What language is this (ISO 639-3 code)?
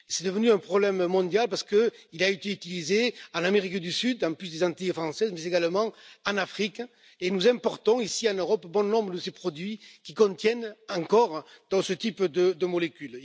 fra